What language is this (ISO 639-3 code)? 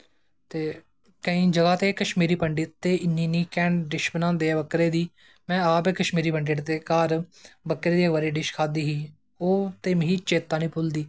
doi